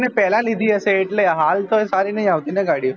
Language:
Gujarati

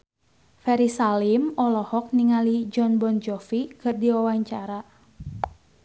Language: Sundanese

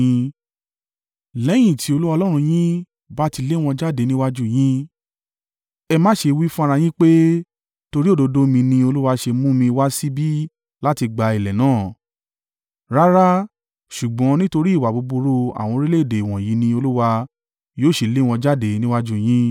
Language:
Yoruba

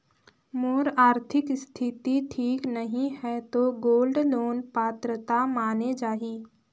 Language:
Chhattisgarhi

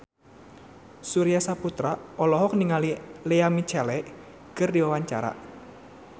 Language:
Sundanese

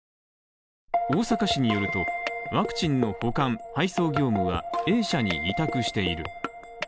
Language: Japanese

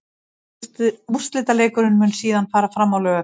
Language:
Icelandic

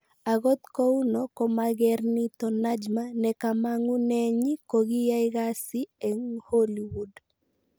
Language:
Kalenjin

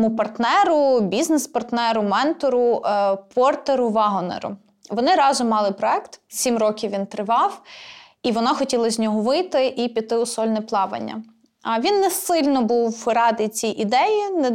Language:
Ukrainian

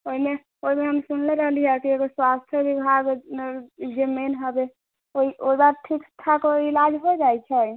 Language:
Maithili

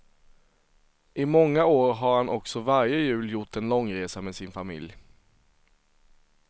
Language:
Swedish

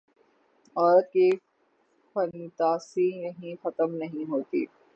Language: Urdu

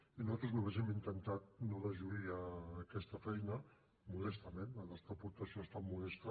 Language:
Catalan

